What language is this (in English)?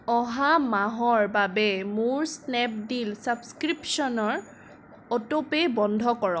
Assamese